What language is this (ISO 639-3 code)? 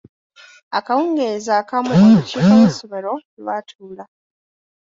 lug